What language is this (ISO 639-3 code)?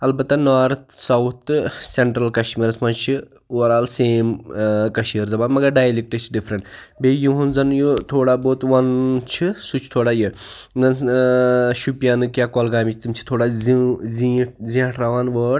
kas